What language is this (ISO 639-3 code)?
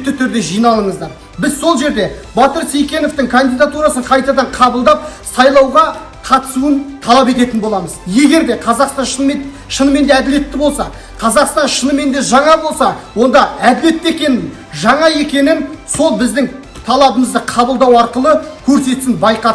tur